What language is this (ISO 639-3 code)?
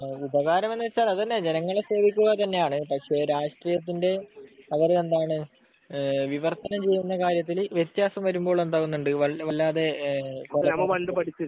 mal